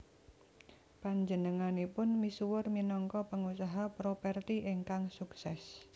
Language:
Javanese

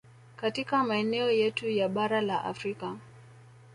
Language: Swahili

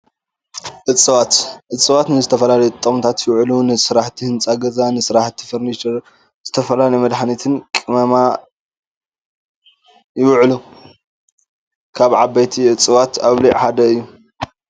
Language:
Tigrinya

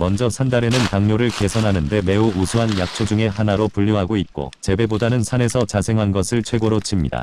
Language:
Korean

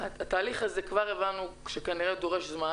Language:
Hebrew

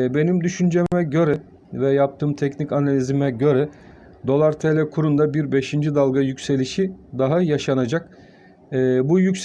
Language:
Turkish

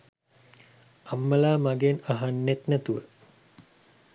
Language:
Sinhala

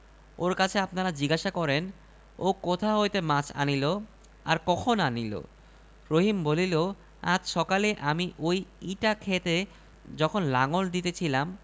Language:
Bangla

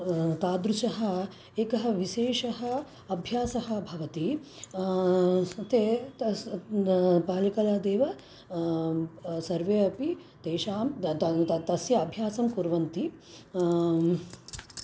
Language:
Sanskrit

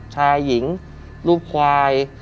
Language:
Thai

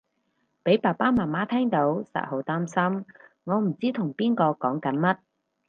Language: Cantonese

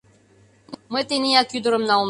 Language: Mari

